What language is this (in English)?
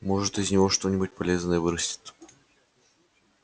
Russian